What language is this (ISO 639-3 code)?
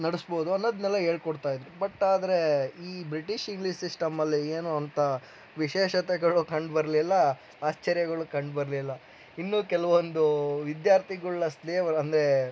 kan